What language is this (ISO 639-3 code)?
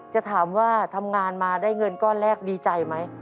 tha